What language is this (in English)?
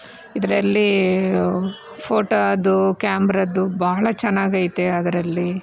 Kannada